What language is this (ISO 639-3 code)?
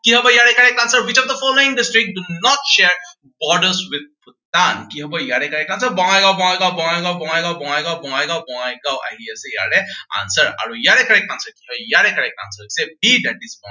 asm